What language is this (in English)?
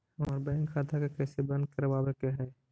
Magahi